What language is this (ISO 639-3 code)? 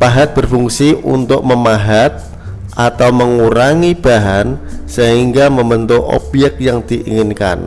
ind